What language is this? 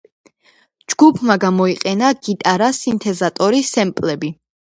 Georgian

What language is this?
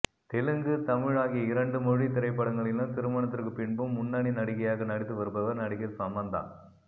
Tamil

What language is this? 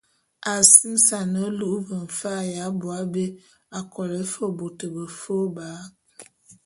Bulu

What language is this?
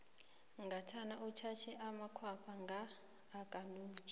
South Ndebele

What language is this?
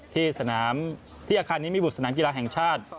Thai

